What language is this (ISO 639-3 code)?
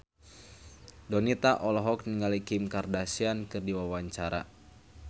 sun